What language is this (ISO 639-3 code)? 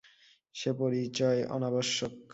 ben